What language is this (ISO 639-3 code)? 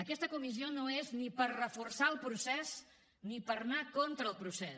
cat